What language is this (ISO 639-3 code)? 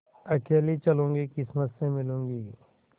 hin